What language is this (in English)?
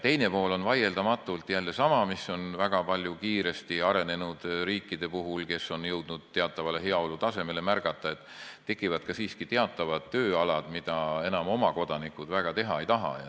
Estonian